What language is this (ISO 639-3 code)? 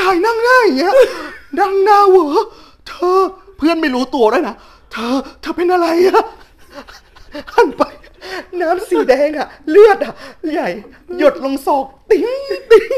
tha